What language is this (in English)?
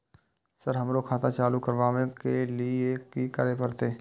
Maithili